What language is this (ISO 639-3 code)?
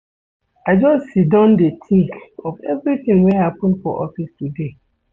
pcm